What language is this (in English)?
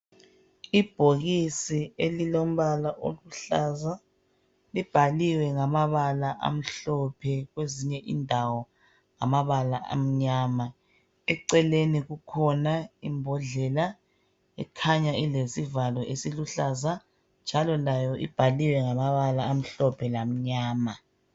North Ndebele